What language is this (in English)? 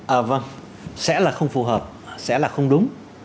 Vietnamese